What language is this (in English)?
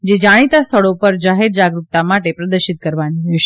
Gujarati